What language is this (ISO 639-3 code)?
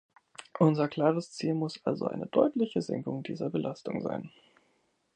deu